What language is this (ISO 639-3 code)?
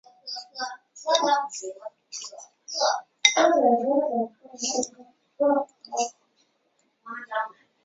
zho